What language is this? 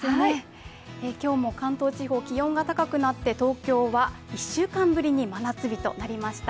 Japanese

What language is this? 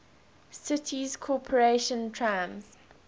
English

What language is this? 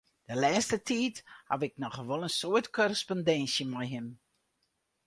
Western Frisian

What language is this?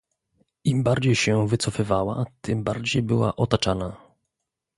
Polish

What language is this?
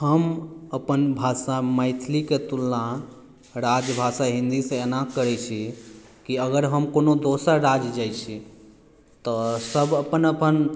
Maithili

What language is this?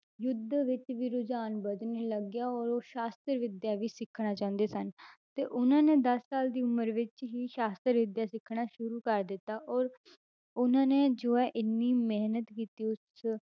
Punjabi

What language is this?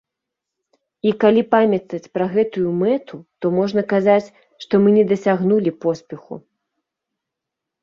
Belarusian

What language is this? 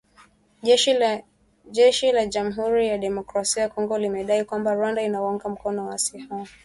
Swahili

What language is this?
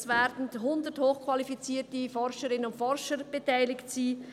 Swiss German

